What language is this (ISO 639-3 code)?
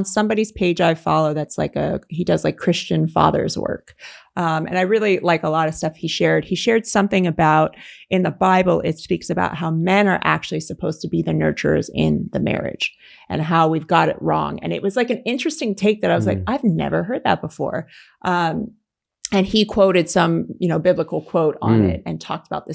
eng